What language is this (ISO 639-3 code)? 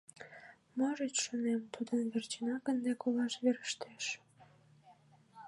chm